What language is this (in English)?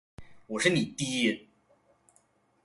Chinese